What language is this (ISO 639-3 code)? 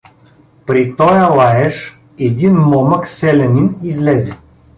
bul